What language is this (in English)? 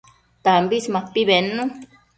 Matsés